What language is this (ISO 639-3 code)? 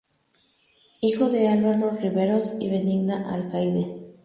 spa